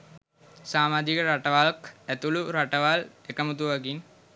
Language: Sinhala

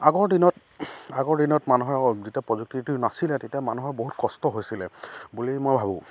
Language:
Assamese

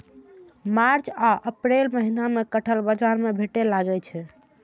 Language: Maithili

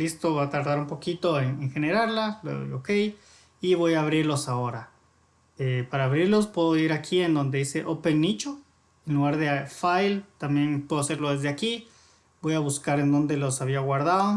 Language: Spanish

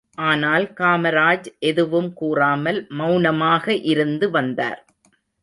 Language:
Tamil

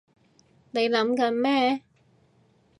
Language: Cantonese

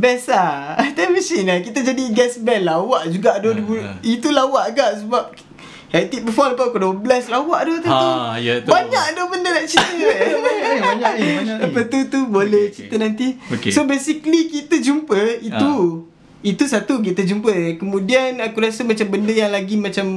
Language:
Malay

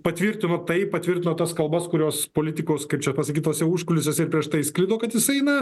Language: Lithuanian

